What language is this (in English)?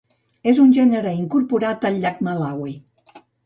Catalan